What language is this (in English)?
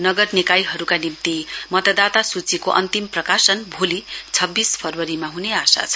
Nepali